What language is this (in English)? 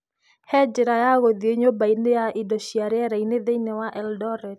Kikuyu